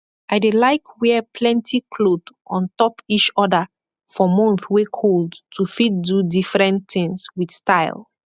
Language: Nigerian Pidgin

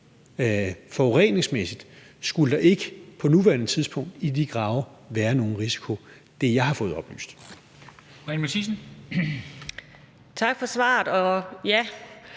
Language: Danish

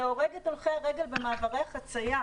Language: Hebrew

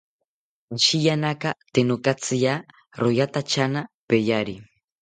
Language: South Ucayali Ashéninka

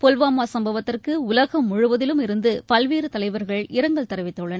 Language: Tamil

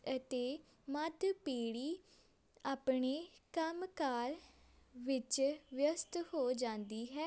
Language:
Punjabi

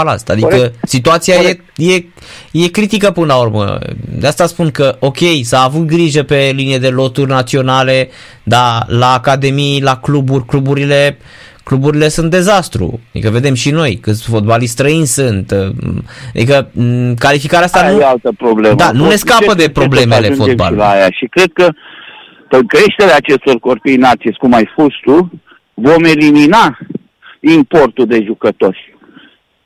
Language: Romanian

